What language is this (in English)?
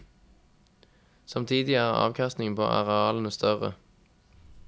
Norwegian